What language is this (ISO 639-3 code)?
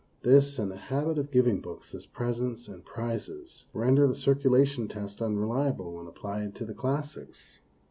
eng